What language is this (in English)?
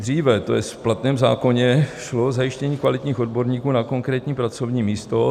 Czech